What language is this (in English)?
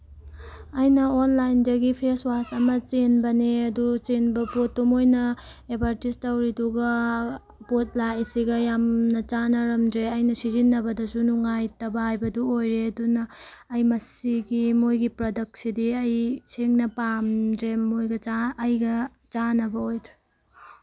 Manipuri